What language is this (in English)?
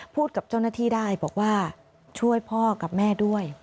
Thai